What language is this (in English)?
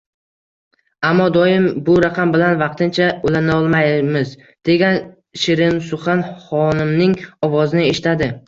Uzbek